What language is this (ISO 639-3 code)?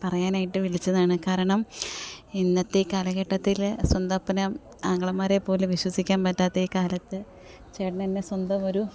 mal